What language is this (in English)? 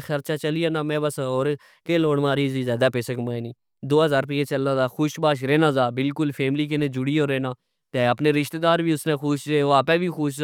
Pahari-Potwari